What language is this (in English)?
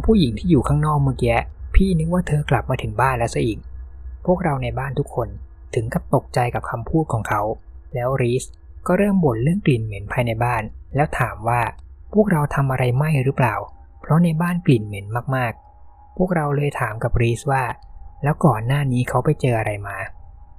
Thai